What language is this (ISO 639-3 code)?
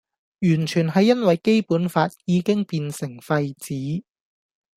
yue